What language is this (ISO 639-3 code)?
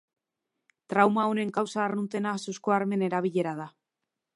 eus